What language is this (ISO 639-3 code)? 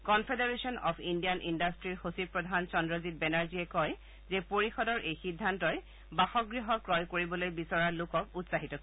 asm